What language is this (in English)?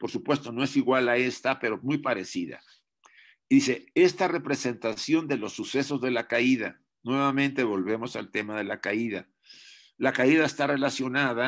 Spanish